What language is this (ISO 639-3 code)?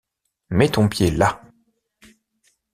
fra